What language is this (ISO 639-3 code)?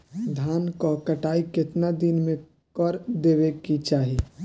bho